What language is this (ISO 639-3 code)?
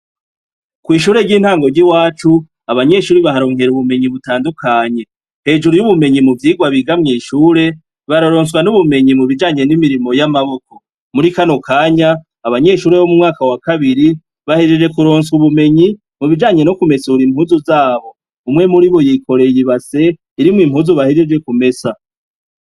run